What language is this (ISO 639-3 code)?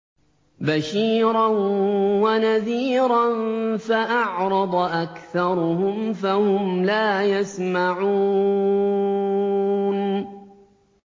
ara